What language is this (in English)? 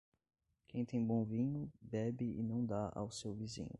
Portuguese